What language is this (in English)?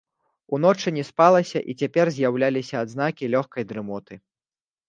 Belarusian